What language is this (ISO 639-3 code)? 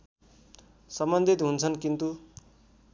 nep